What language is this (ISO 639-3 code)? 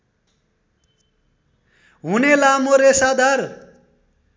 nep